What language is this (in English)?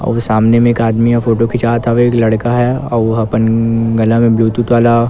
Chhattisgarhi